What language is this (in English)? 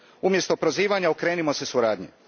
Croatian